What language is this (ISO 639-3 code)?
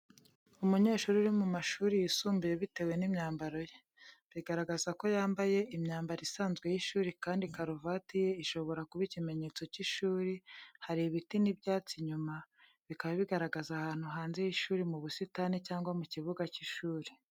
kin